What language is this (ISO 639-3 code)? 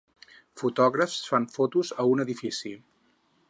cat